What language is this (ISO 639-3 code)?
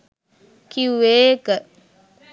sin